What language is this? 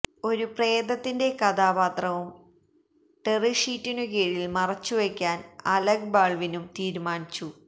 Malayalam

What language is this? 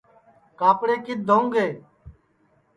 Sansi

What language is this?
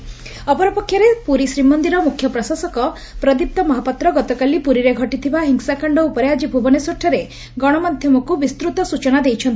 Odia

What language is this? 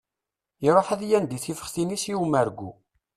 Kabyle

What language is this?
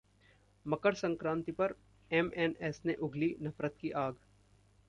Hindi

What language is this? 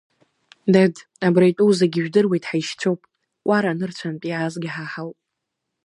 Abkhazian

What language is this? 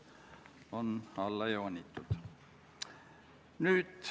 Estonian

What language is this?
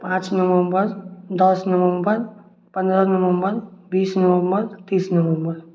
Maithili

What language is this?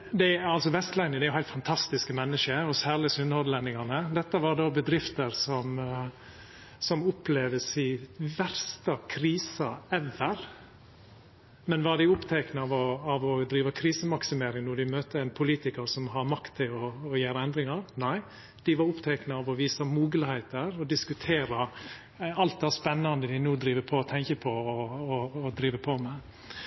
Norwegian Nynorsk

